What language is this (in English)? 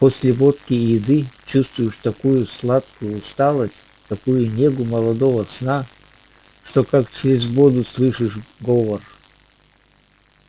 Russian